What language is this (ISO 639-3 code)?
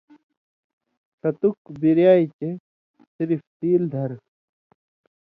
mvy